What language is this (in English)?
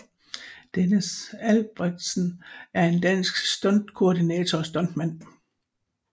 Danish